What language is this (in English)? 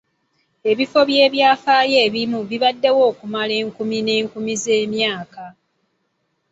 Ganda